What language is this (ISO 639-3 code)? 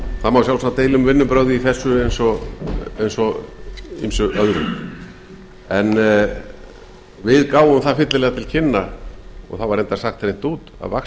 isl